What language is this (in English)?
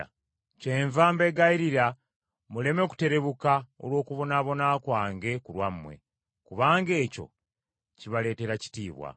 Ganda